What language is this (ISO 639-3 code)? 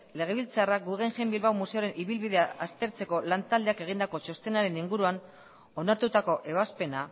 eus